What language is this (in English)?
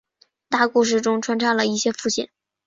Chinese